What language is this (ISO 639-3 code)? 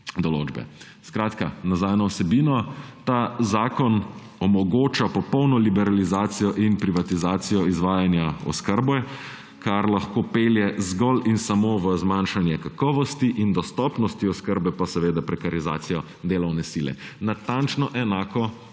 slv